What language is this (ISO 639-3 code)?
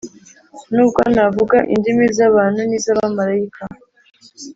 kin